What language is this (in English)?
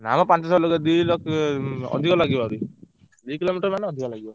Odia